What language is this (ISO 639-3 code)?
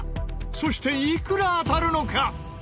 jpn